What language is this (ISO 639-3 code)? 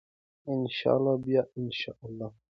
pus